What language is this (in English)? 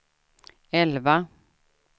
Swedish